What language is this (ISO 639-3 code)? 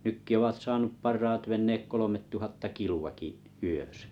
fin